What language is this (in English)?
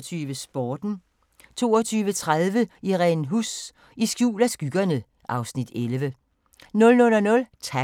Danish